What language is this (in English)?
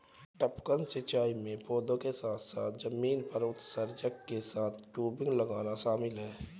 Hindi